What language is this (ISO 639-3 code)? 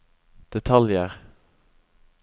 nor